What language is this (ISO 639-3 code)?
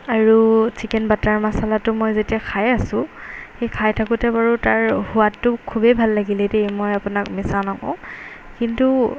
asm